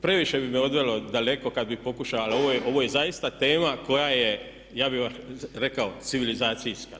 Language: Croatian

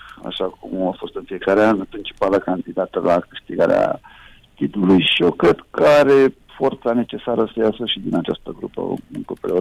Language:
Romanian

